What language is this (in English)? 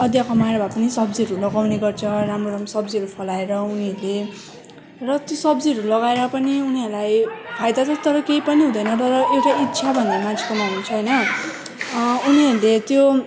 Nepali